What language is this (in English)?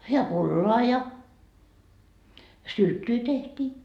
Finnish